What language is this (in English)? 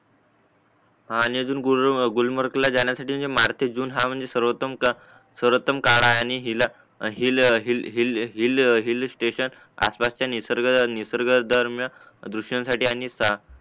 Marathi